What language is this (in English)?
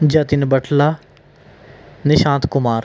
Punjabi